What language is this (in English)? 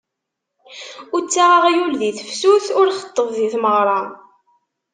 Kabyle